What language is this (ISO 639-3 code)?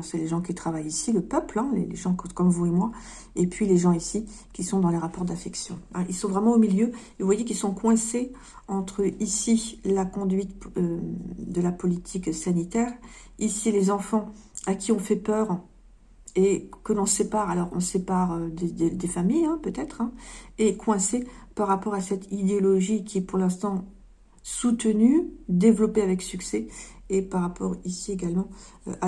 fra